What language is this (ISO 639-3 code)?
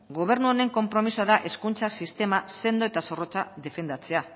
eus